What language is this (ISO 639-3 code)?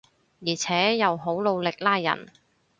yue